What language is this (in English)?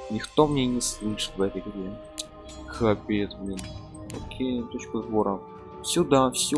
Russian